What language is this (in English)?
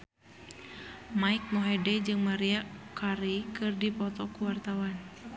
Sundanese